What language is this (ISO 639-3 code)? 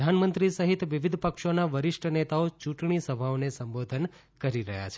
guj